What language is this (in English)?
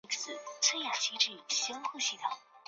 Chinese